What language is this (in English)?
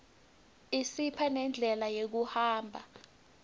Swati